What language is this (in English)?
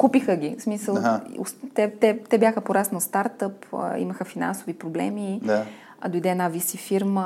Bulgarian